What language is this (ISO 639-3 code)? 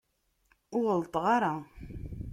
kab